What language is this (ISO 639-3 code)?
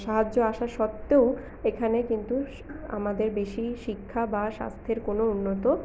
ben